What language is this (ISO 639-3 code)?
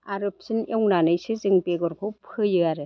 brx